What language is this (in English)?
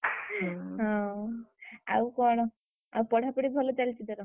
Odia